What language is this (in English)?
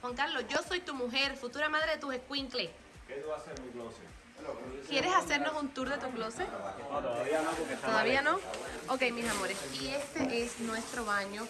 Spanish